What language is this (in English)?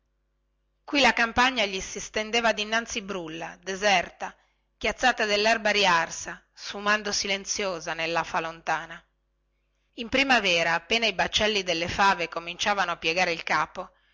Italian